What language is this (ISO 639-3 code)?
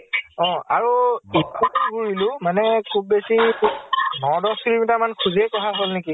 asm